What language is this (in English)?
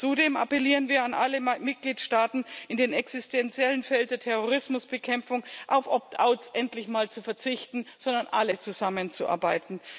German